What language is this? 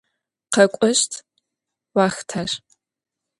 Adyghe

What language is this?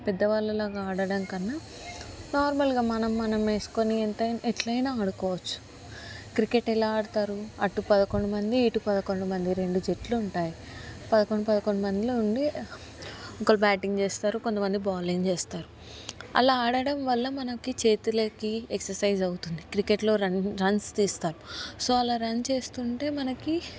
Telugu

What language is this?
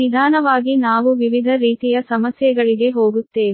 Kannada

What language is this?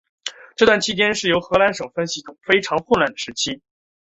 Chinese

